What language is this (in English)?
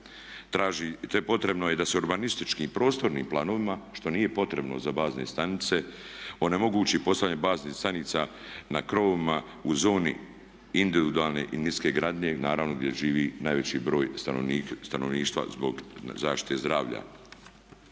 Croatian